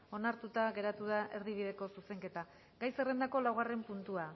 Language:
Basque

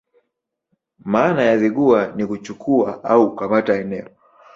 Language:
Swahili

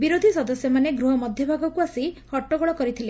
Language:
Odia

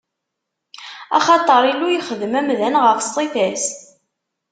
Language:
Kabyle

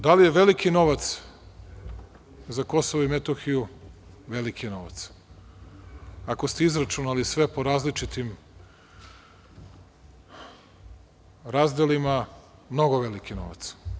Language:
Serbian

